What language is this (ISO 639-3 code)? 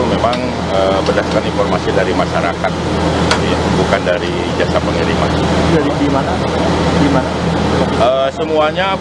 ind